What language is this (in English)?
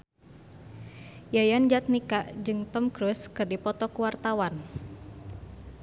Sundanese